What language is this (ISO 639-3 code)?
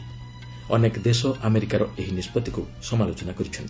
ori